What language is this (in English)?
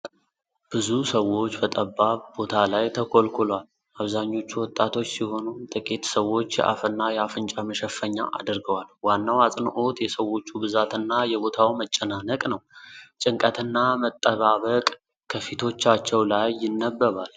Amharic